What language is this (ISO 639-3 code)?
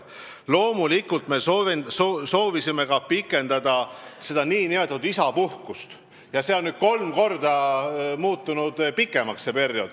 est